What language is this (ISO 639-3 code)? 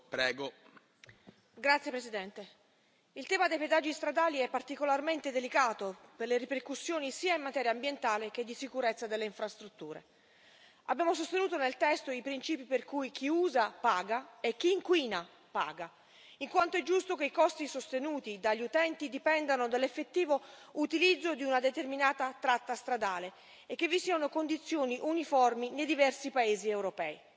ita